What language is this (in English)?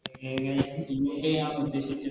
Malayalam